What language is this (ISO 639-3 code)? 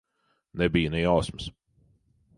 lav